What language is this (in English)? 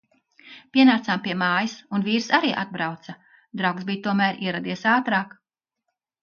Latvian